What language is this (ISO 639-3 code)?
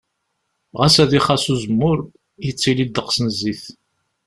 kab